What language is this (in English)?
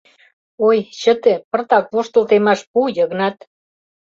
Mari